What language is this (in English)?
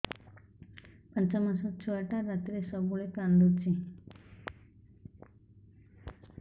Odia